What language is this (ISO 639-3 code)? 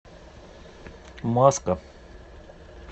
rus